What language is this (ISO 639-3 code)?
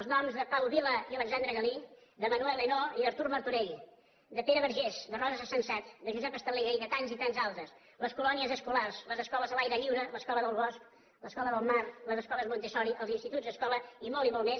cat